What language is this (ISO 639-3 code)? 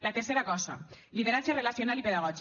cat